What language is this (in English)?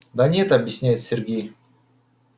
Russian